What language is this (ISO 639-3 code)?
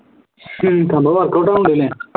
mal